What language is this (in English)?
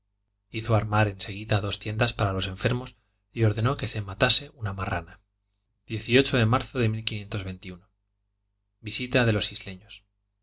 Spanish